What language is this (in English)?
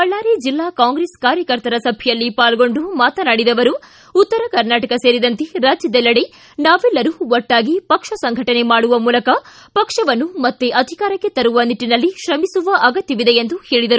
Kannada